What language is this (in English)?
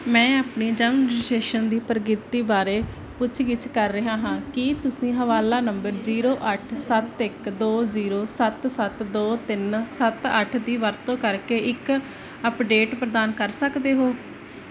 Punjabi